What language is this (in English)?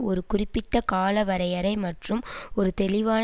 Tamil